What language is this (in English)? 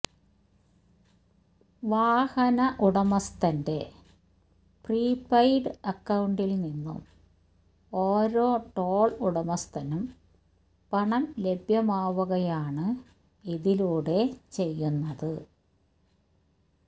Malayalam